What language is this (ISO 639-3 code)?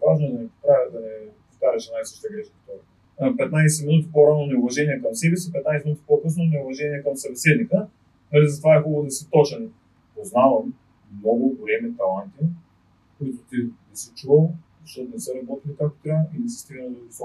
bul